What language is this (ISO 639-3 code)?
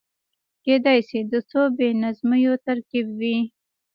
pus